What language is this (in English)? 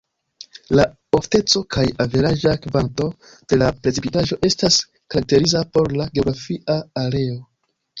Esperanto